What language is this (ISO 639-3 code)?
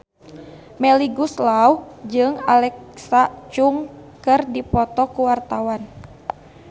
sun